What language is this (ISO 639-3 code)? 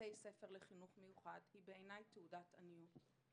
heb